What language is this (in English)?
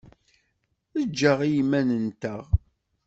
Kabyle